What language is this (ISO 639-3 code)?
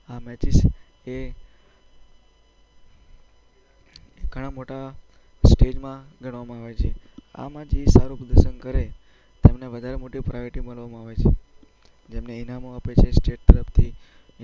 guj